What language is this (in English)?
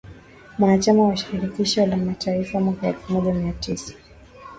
Swahili